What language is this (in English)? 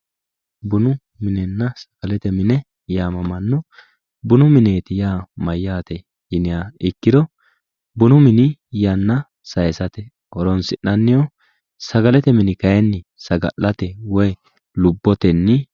Sidamo